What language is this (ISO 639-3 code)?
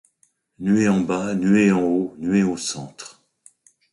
fra